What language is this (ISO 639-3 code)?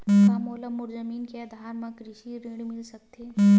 hne